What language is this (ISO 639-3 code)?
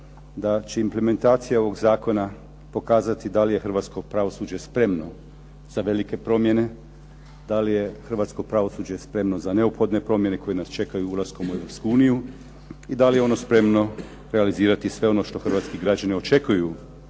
hrv